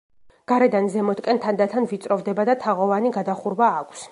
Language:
Georgian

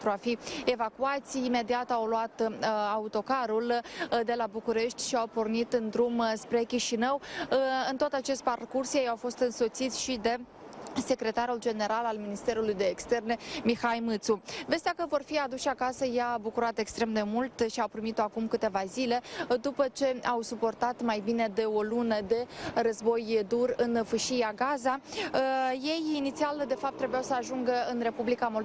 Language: Romanian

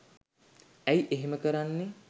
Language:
Sinhala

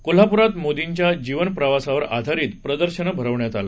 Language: Marathi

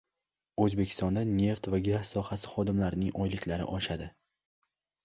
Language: Uzbek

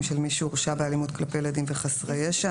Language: Hebrew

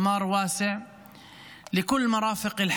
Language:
Hebrew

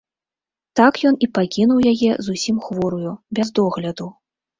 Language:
Belarusian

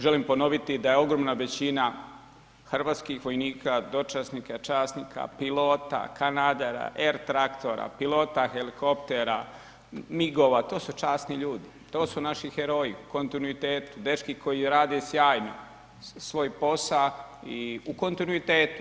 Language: Croatian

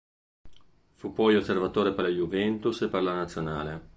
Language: Italian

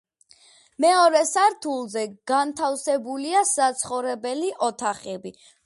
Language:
Georgian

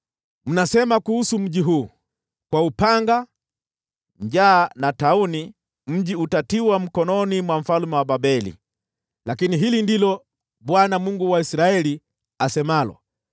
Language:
Swahili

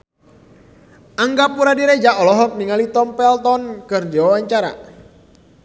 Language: Sundanese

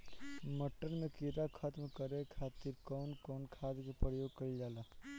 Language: Bhojpuri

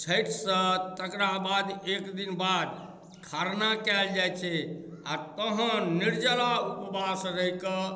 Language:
Maithili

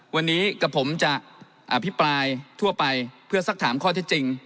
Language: Thai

